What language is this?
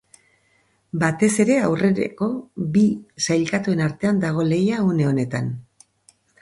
Basque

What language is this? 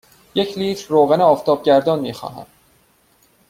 Persian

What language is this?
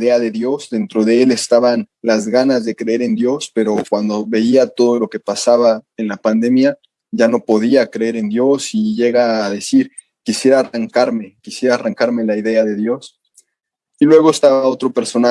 Spanish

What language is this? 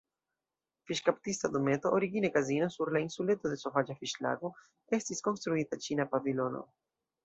Esperanto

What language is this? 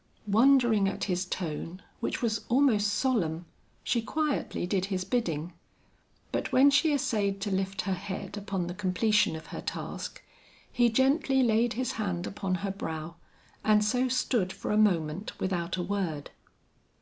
English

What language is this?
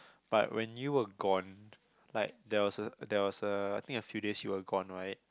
English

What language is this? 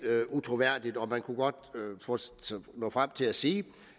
Danish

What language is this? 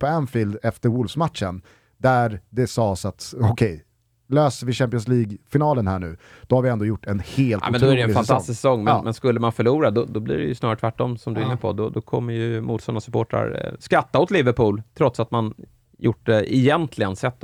Swedish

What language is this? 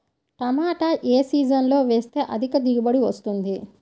Telugu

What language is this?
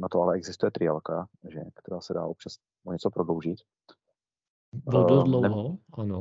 Czech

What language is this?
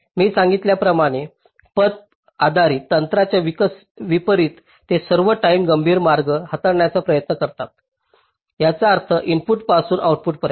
Marathi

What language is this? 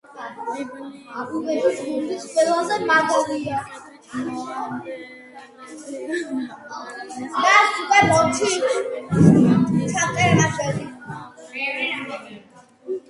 Georgian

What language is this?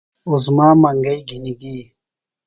Phalura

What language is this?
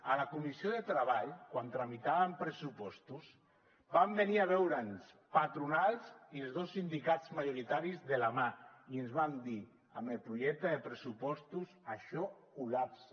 Catalan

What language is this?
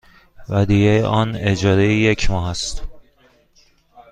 Persian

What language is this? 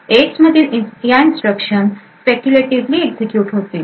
Marathi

